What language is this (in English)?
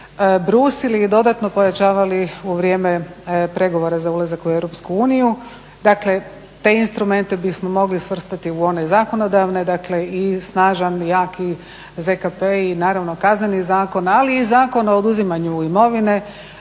Croatian